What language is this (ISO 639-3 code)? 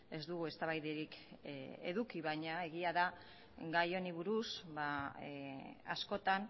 eus